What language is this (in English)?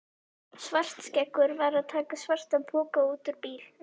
Icelandic